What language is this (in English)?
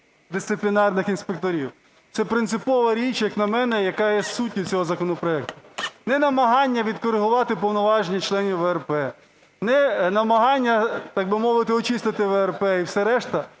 Ukrainian